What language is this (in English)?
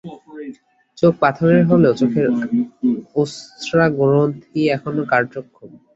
Bangla